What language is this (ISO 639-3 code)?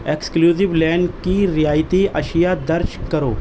urd